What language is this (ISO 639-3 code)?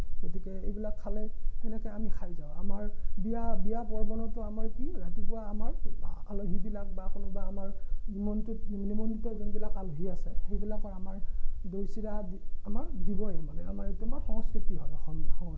asm